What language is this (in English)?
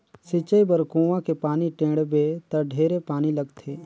Chhattisgarhi